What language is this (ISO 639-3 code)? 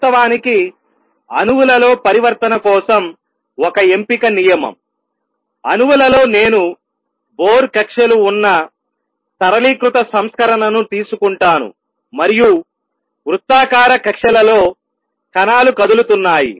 tel